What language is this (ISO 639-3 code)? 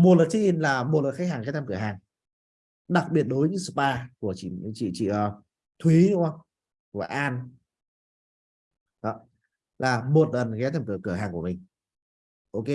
vie